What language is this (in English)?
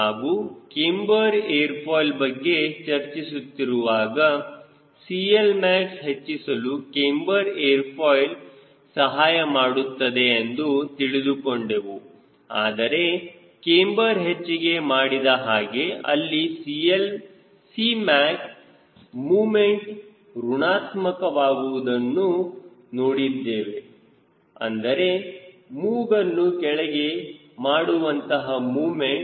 Kannada